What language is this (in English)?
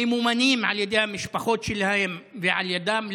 Hebrew